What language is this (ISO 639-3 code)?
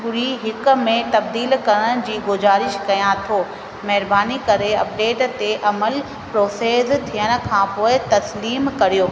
snd